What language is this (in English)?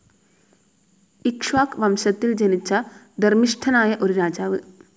Malayalam